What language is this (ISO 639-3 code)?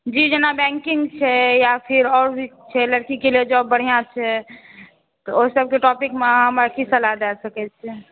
mai